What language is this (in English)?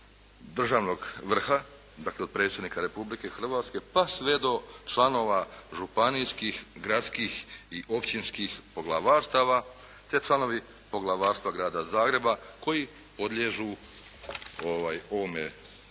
Croatian